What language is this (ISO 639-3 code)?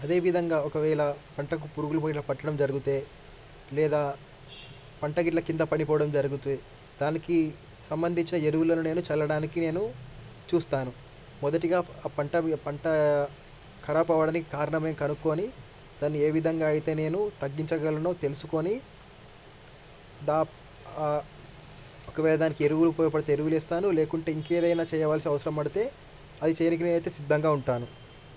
tel